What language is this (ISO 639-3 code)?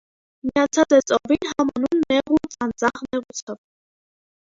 hye